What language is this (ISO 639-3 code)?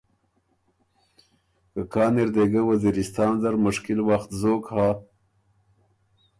oru